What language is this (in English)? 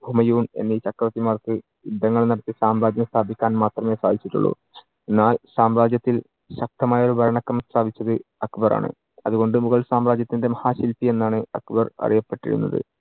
Malayalam